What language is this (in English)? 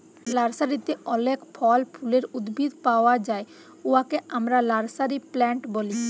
Bangla